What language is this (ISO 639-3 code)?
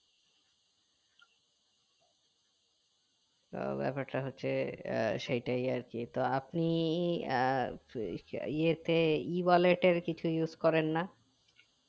ben